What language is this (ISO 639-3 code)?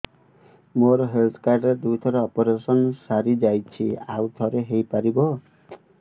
ori